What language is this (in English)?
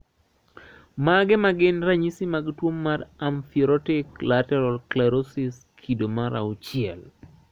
Luo (Kenya and Tanzania)